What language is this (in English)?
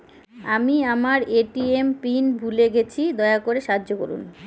Bangla